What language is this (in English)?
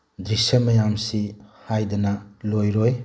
Manipuri